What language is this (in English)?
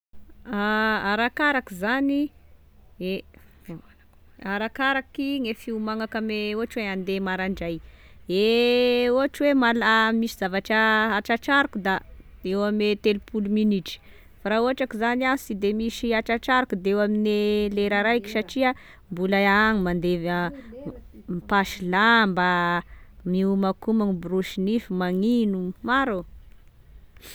Tesaka Malagasy